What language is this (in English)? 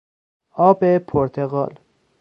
Persian